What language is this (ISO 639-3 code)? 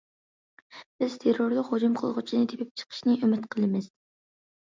uig